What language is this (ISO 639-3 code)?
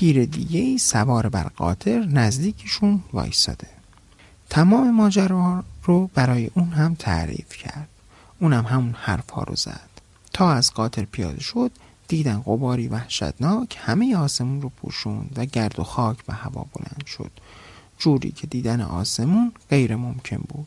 fas